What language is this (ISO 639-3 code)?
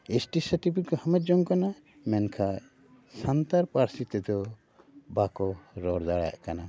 sat